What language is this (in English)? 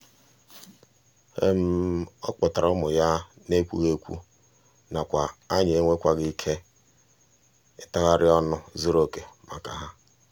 Igbo